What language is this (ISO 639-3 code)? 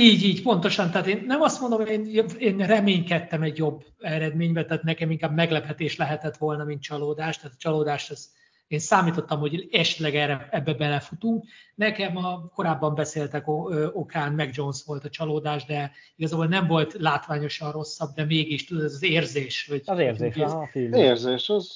hun